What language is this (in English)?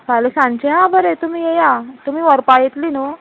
Konkani